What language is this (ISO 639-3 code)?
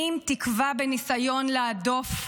heb